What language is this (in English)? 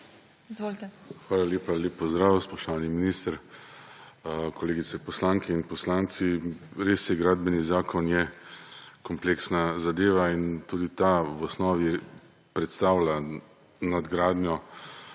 Slovenian